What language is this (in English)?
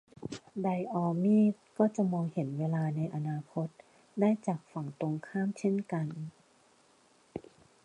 Thai